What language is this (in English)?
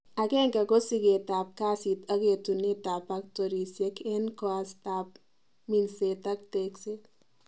Kalenjin